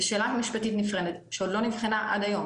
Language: Hebrew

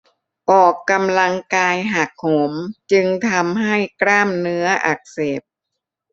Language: Thai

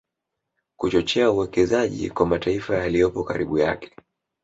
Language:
Swahili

